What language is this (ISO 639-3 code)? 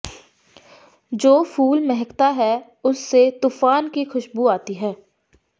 pan